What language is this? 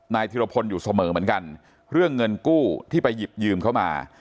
Thai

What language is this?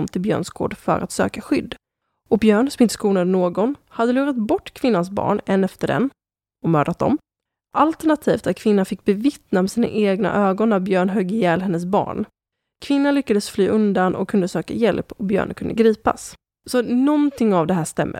Swedish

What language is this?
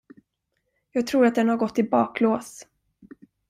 Swedish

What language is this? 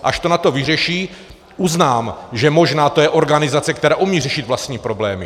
Czech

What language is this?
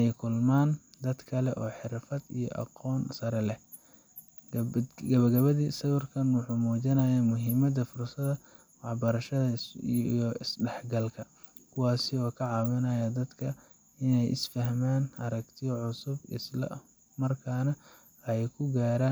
Somali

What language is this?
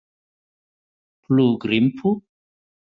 Esperanto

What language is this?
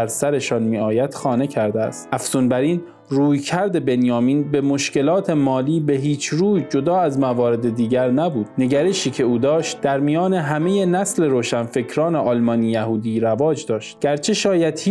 Persian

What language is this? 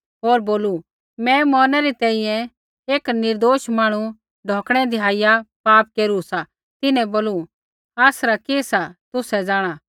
Kullu Pahari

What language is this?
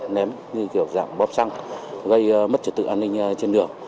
Vietnamese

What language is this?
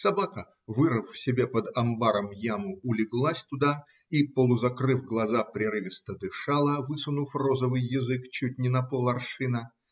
Russian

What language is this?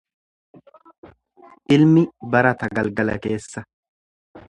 Oromo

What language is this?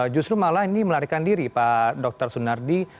Indonesian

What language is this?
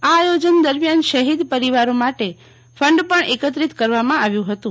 Gujarati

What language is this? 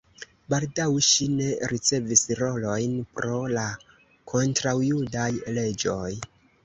Esperanto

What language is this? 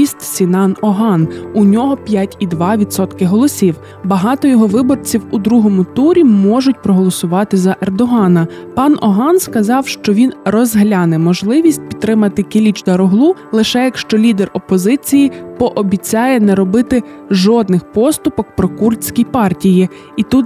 Ukrainian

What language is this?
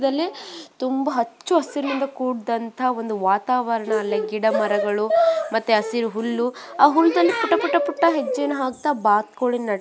Kannada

